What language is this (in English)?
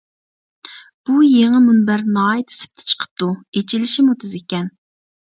Uyghur